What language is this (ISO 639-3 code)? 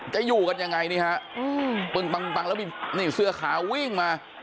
tha